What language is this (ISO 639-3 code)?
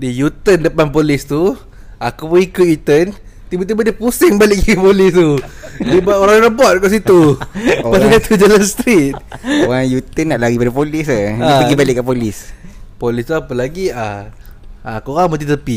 msa